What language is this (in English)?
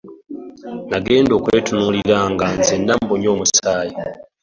Ganda